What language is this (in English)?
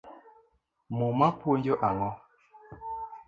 Luo (Kenya and Tanzania)